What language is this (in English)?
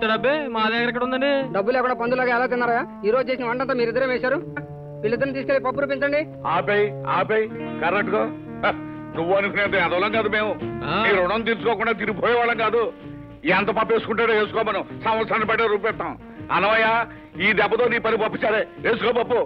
Telugu